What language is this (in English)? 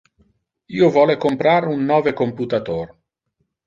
Interlingua